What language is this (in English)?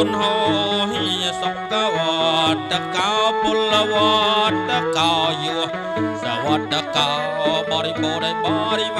Thai